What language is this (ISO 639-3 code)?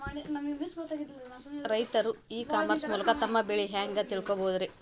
kan